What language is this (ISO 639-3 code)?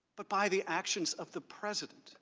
eng